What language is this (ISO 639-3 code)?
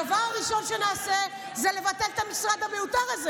heb